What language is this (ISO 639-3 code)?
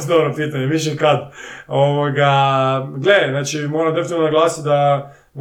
hrv